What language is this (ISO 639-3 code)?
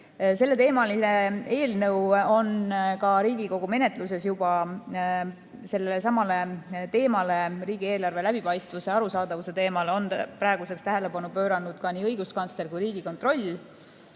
est